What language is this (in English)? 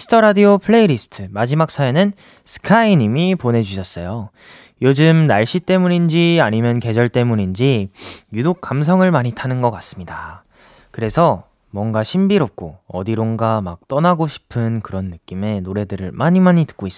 Korean